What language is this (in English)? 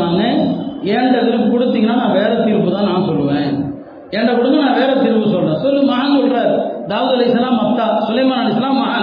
Tamil